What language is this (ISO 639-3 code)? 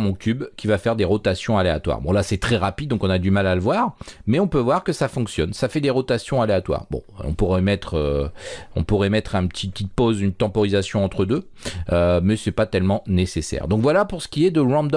fra